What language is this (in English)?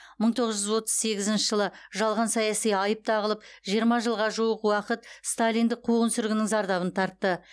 Kazakh